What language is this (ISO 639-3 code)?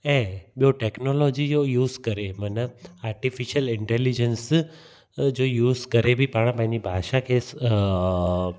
snd